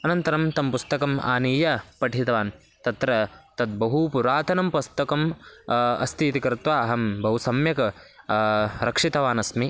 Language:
Sanskrit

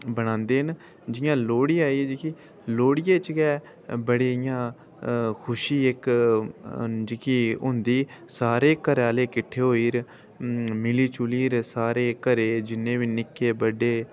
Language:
Dogri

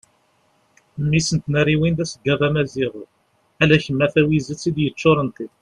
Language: Kabyle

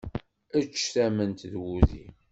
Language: Kabyle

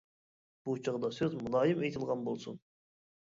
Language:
Uyghur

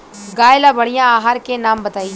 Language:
Bhojpuri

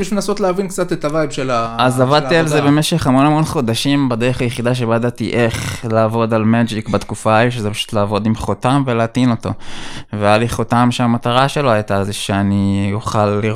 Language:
Hebrew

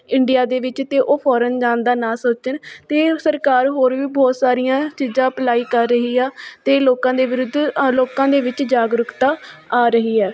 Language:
Punjabi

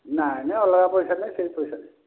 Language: Odia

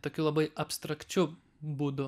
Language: Lithuanian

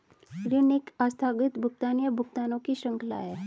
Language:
Hindi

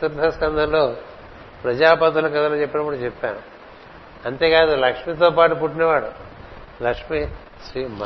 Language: Telugu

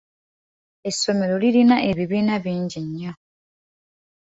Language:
Ganda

